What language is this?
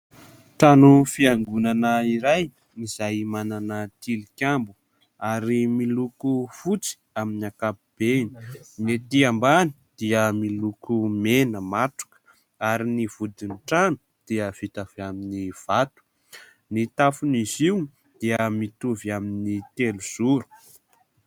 Malagasy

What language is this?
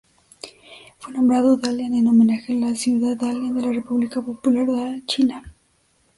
Spanish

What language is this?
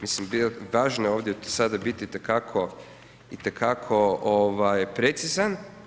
Croatian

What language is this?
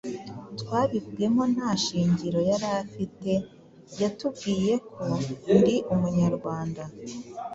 Kinyarwanda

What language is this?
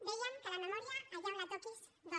Catalan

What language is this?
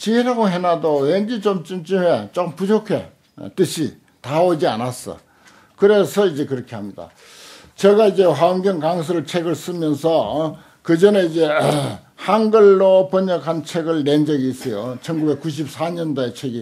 Korean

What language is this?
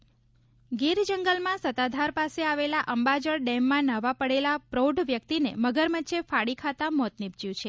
Gujarati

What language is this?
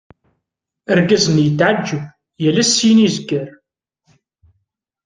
Kabyle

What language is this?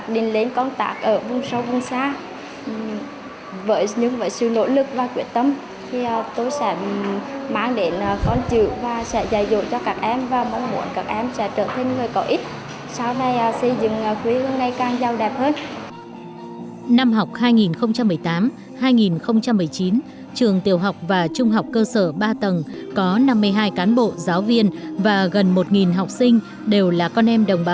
Vietnamese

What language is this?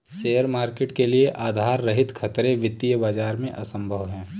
Hindi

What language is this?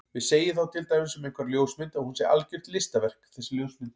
Icelandic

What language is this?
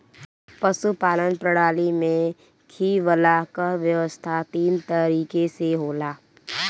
Bhojpuri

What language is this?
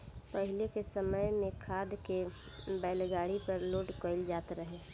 Bhojpuri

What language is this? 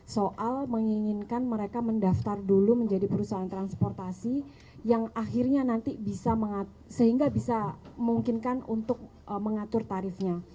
Indonesian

